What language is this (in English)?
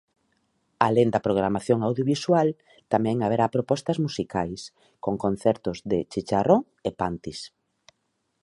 Galician